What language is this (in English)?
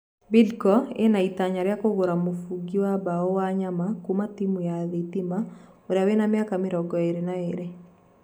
Kikuyu